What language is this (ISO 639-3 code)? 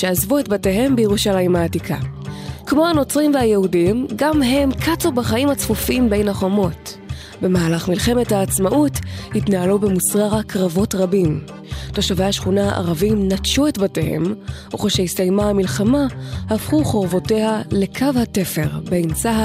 heb